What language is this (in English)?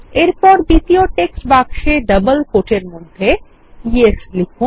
Bangla